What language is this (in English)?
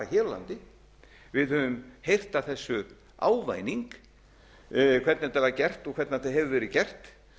Icelandic